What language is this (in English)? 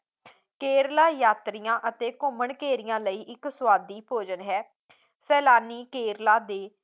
Punjabi